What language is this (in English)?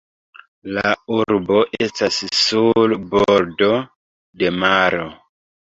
Esperanto